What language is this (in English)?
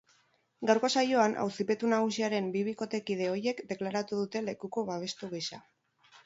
Basque